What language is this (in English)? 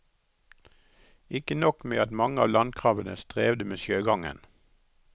Norwegian